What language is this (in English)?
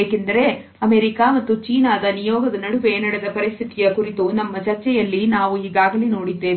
Kannada